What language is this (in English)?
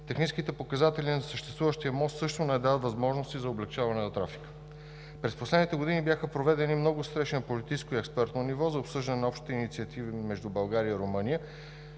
Bulgarian